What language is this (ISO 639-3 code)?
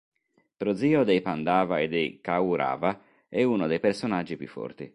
ita